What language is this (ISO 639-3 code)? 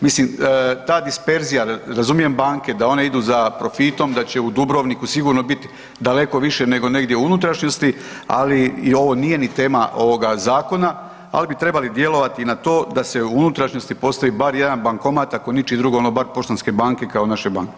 hrv